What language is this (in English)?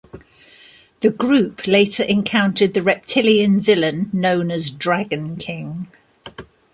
English